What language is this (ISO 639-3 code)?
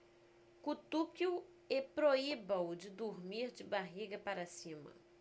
por